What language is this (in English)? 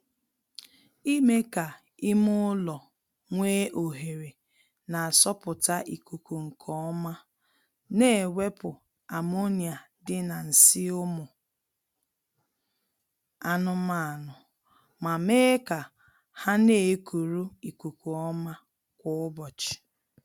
Igbo